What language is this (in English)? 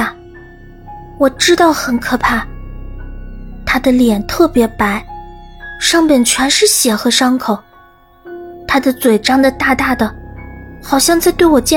Chinese